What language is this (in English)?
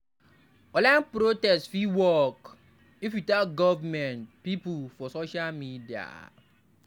Nigerian Pidgin